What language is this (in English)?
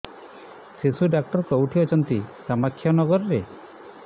Odia